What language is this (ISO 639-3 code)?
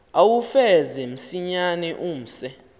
xho